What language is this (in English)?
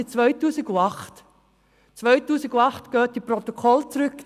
Swiss German